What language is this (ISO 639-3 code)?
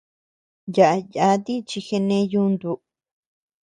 cux